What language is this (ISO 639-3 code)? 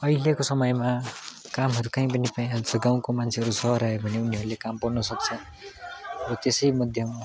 nep